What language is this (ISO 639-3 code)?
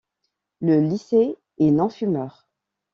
fra